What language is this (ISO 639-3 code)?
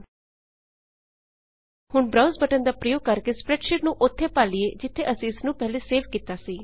pan